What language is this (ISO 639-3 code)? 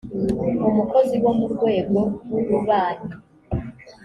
kin